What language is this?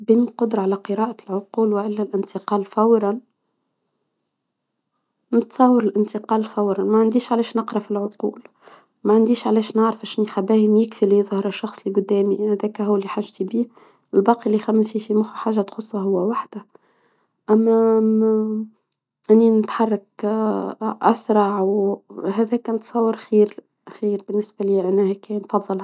Tunisian Arabic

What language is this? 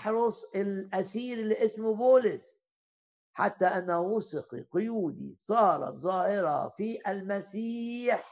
Arabic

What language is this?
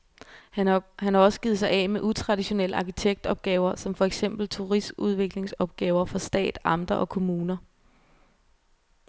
Danish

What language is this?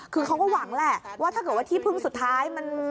Thai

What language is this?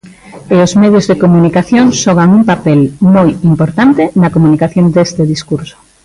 Galician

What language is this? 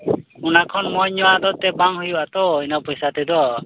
Santali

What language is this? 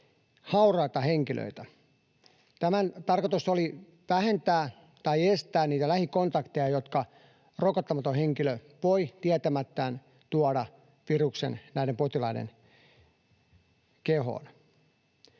Finnish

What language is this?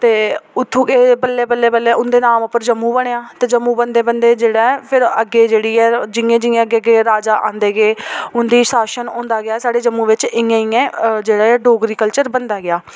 Dogri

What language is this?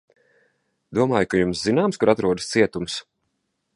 Latvian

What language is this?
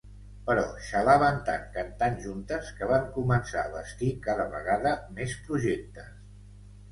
Catalan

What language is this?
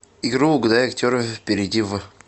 Russian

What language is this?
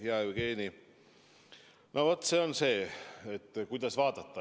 Estonian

